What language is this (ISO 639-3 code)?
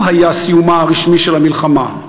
heb